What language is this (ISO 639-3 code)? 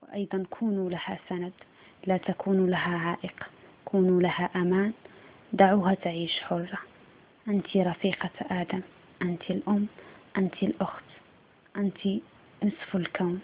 ara